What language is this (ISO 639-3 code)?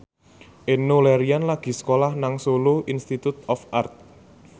jav